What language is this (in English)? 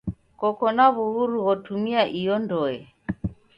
Taita